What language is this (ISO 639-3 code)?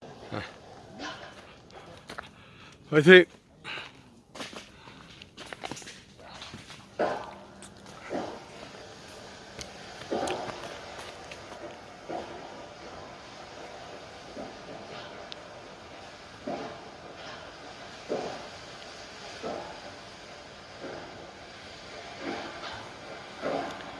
kor